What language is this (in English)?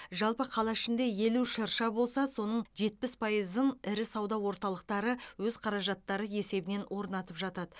Kazakh